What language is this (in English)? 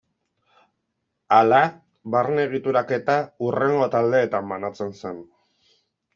Basque